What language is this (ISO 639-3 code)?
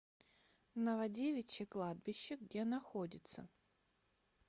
rus